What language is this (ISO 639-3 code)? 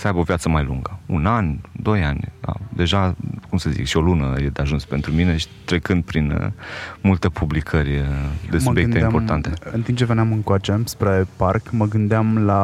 ron